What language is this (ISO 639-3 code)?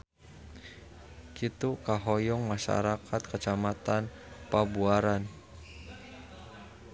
sun